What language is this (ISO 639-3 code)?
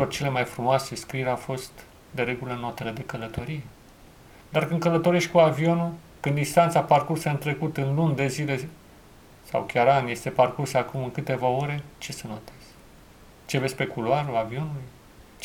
ron